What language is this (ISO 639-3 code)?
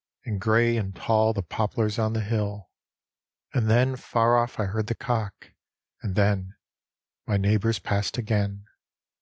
eng